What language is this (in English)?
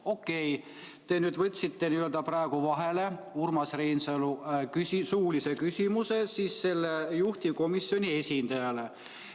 Estonian